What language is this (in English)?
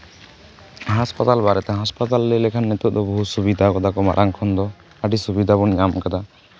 Santali